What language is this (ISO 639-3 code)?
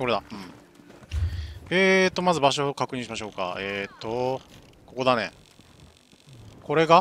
jpn